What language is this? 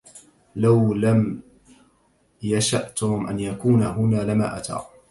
Arabic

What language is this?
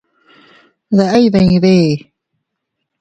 Teutila Cuicatec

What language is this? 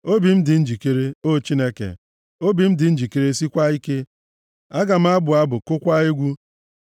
Igbo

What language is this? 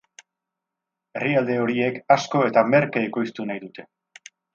Basque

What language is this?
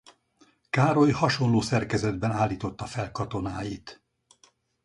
Hungarian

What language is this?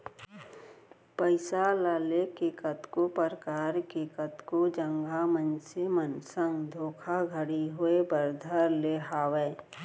Chhattisgarhi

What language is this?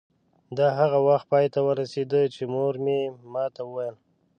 Pashto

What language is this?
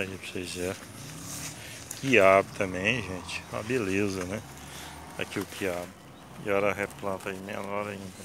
Portuguese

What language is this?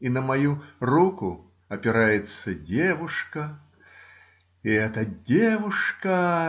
Russian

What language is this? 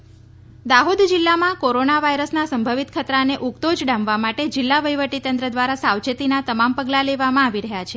Gujarati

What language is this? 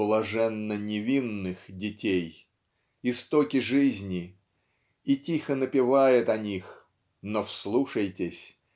Russian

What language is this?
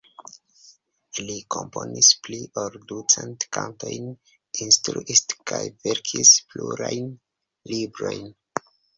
Esperanto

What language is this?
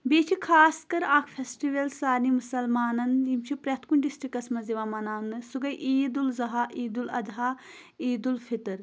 Kashmiri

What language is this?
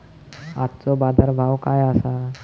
Marathi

